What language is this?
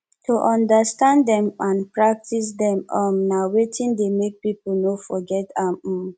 Nigerian Pidgin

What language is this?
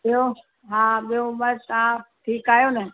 Sindhi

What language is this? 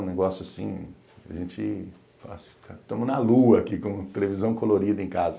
Portuguese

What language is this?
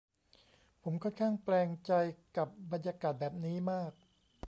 Thai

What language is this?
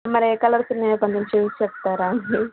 Telugu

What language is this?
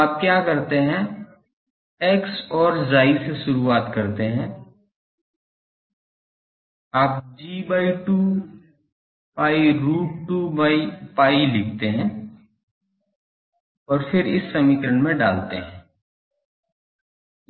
Hindi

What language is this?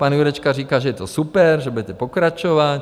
Czech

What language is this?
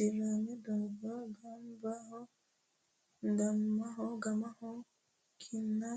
Sidamo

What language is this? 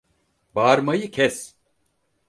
Turkish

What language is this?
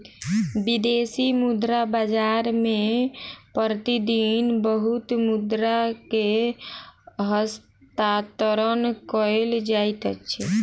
Maithili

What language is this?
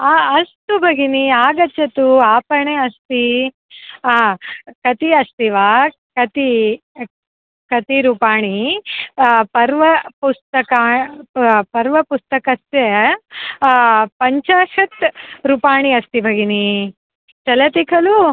Sanskrit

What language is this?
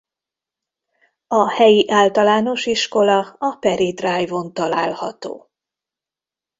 Hungarian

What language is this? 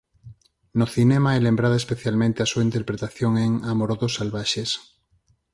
Galician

